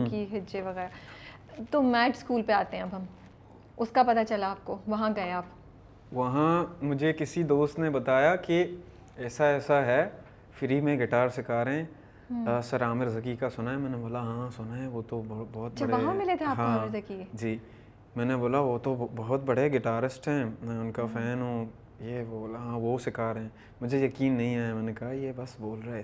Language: Urdu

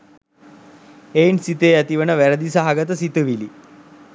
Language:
Sinhala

